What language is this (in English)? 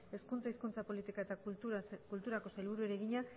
Basque